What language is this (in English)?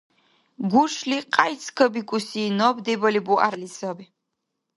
Dargwa